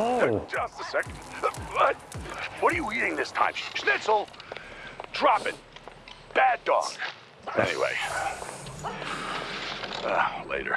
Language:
English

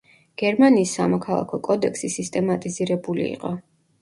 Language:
Georgian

